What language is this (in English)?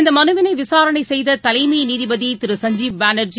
Tamil